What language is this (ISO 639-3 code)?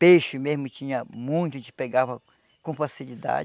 por